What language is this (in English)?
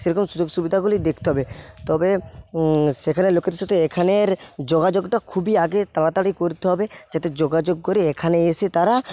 Bangla